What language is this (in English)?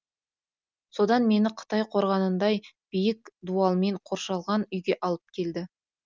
Kazakh